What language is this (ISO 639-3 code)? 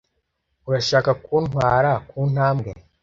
kin